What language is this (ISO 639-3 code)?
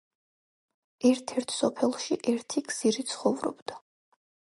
kat